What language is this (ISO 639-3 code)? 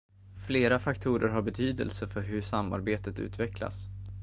swe